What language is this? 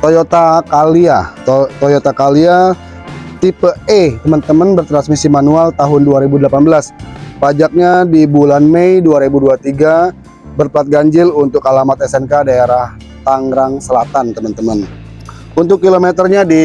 Indonesian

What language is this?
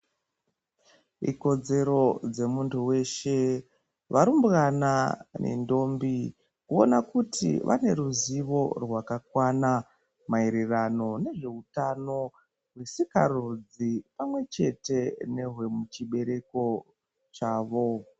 Ndau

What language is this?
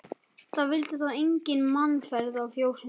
Icelandic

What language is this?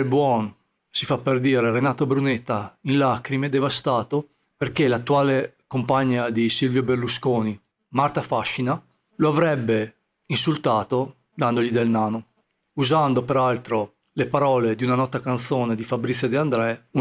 Italian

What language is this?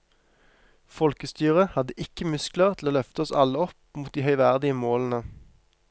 Norwegian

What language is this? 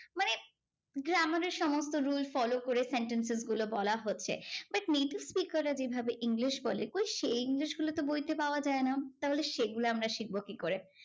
Bangla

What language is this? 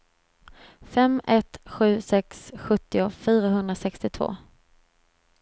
Swedish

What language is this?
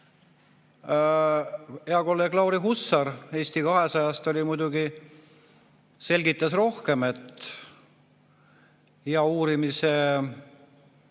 Estonian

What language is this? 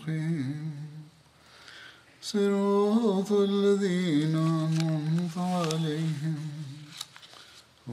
Bulgarian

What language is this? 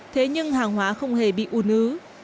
Vietnamese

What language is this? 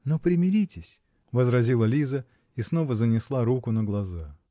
Russian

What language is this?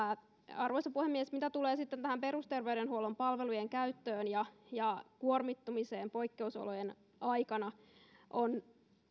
Finnish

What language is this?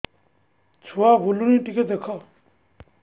Odia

